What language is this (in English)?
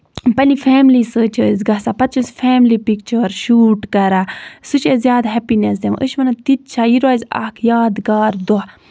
Kashmiri